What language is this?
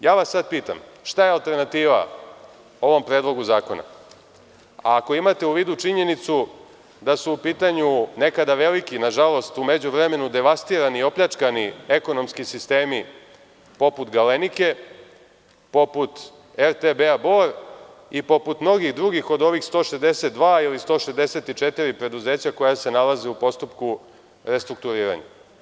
Serbian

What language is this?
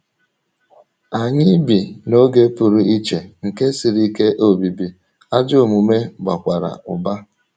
Igbo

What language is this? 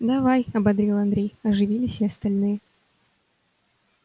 Russian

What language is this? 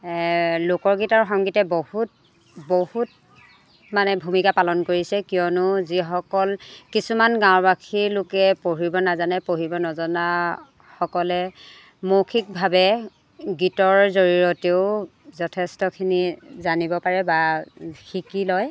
Assamese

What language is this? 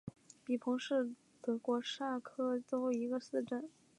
Chinese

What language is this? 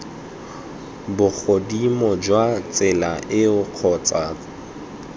Tswana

